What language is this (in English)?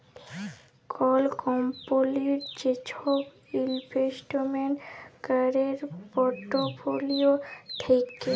Bangla